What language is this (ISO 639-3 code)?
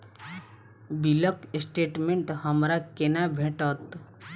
mai